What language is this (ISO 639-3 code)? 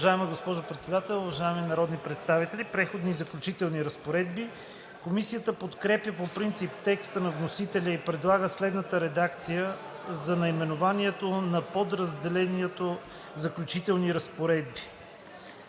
bul